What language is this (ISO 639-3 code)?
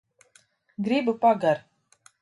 lav